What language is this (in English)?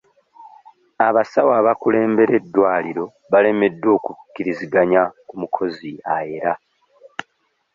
Ganda